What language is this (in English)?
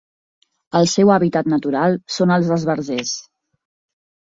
Catalan